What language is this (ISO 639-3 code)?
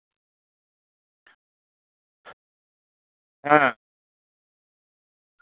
sat